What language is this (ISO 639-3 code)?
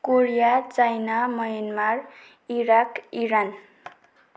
nep